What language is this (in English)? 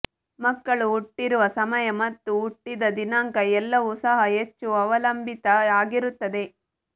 Kannada